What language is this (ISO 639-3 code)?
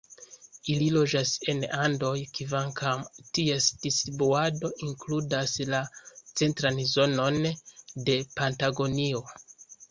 epo